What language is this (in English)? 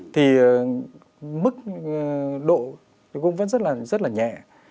Vietnamese